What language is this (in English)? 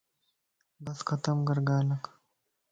Lasi